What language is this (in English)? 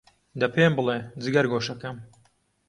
Central Kurdish